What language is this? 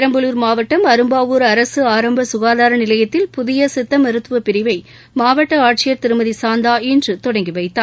Tamil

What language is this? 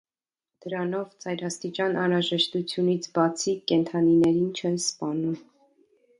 Armenian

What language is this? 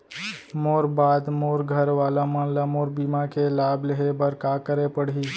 Chhattisgarhi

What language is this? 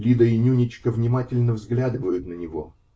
Russian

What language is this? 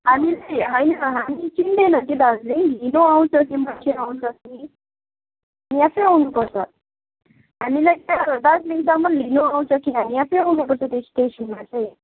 Nepali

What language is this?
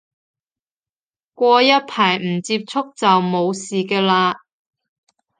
Cantonese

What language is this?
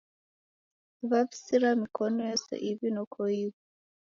Taita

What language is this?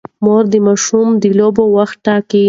Pashto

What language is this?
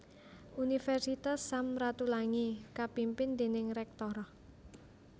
Javanese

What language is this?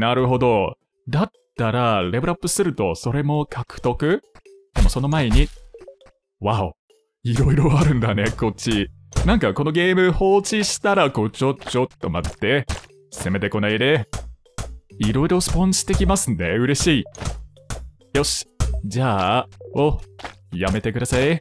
Japanese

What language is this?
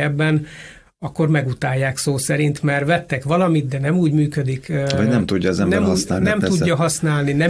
Hungarian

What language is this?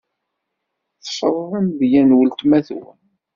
Kabyle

